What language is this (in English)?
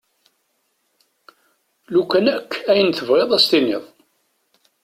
Kabyle